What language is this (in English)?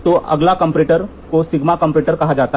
Hindi